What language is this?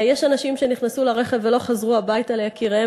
Hebrew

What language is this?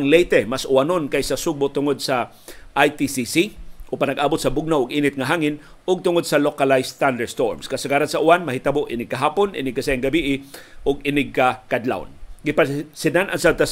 Filipino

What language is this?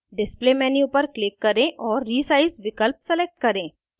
Hindi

